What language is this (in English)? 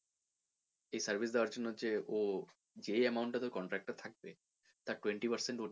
Bangla